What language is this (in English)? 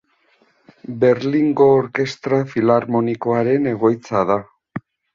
Basque